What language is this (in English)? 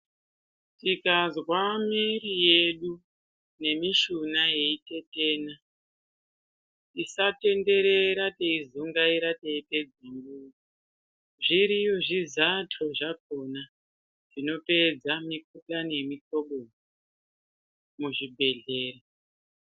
Ndau